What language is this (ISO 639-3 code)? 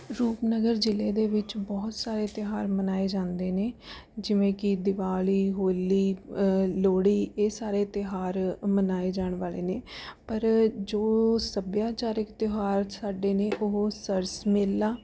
pan